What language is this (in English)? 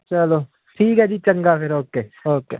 Punjabi